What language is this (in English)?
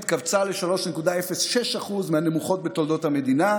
Hebrew